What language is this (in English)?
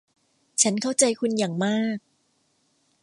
Thai